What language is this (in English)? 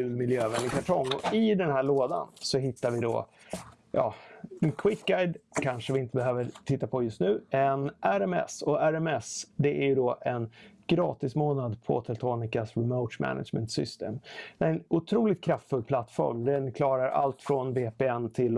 Swedish